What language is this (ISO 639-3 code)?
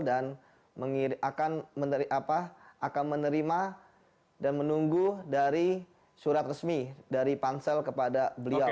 ind